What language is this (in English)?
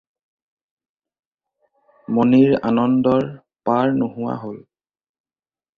Assamese